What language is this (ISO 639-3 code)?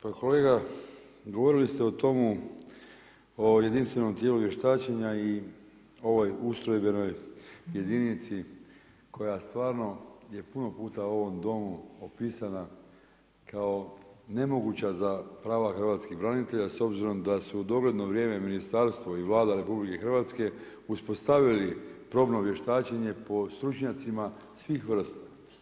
hrv